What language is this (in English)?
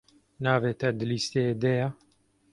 Kurdish